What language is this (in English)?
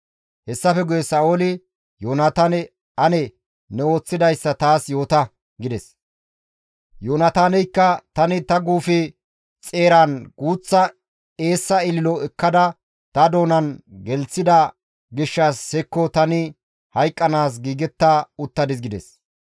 Gamo